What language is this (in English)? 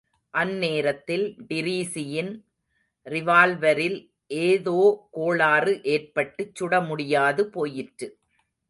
Tamil